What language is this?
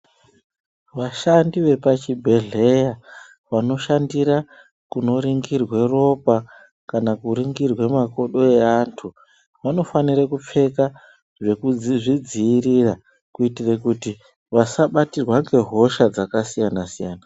Ndau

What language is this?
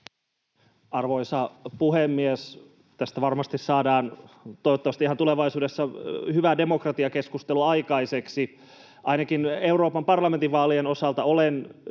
Finnish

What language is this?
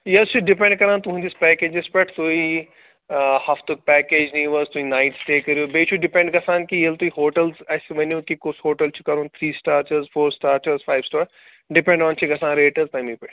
Kashmiri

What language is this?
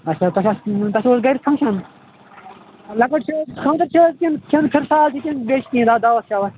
Kashmiri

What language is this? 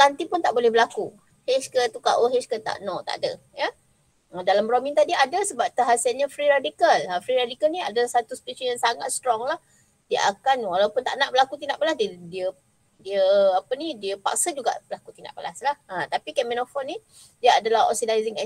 Malay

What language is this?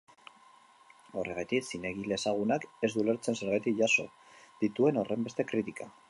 Basque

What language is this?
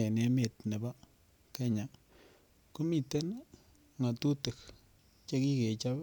Kalenjin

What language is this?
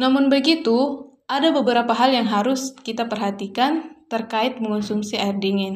Indonesian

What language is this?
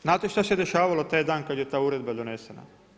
Croatian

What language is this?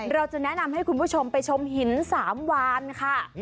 Thai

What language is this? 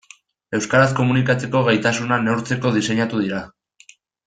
Basque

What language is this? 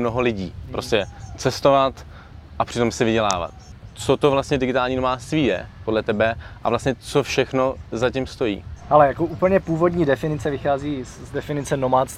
Czech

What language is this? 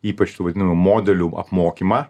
Lithuanian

